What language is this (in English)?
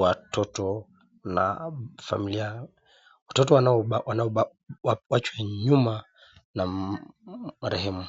Swahili